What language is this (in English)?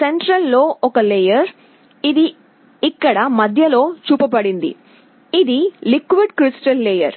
Telugu